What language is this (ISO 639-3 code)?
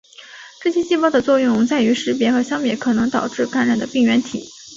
zho